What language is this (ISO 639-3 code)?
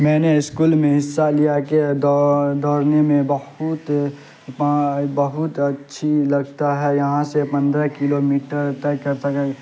urd